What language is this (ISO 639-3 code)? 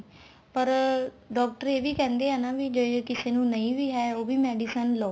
pan